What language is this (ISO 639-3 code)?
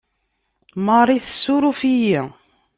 kab